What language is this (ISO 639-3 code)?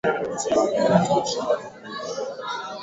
swa